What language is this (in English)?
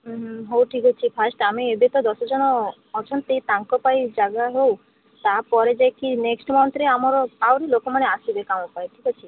Odia